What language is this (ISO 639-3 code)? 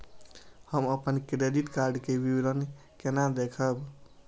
mai